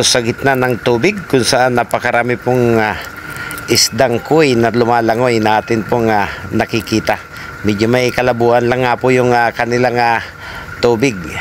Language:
Filipino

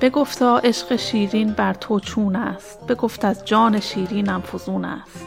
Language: Persian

